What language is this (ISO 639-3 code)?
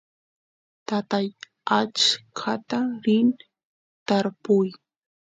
qus